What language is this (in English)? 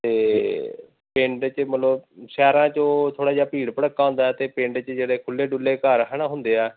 Punjabi